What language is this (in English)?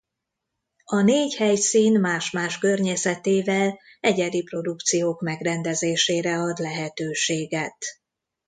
Hungarian